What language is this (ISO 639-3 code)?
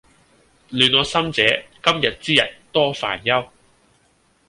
yue